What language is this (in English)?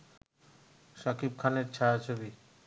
Bangla